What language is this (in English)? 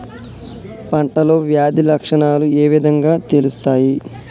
Telugu